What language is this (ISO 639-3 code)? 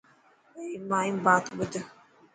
mki